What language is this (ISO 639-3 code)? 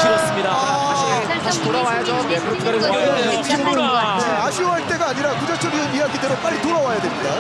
kor